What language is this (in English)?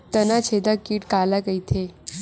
Chhattisgarhi